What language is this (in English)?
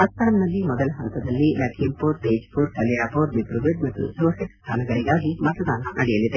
Kannada